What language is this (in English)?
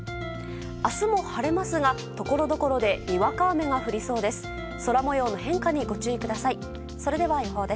Japanese